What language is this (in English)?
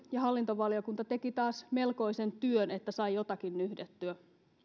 Finnish